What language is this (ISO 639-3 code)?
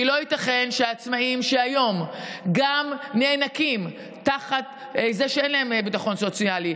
heb